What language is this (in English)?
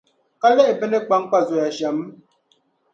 Dagbani